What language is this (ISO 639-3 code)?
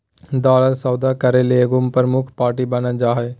mag